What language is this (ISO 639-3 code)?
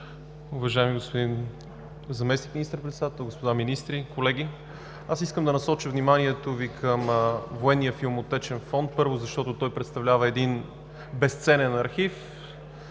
bul